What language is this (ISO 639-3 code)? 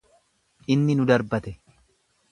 orm